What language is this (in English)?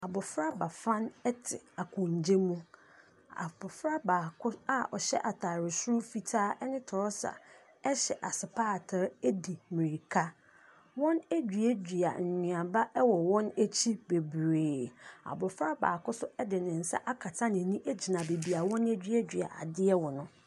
Akan